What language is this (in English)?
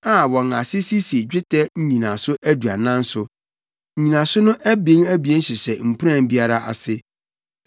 Akan